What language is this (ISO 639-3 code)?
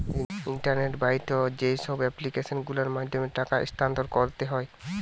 ben